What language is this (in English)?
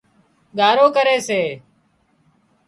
Wadiyara Koli